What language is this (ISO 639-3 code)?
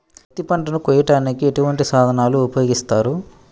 tel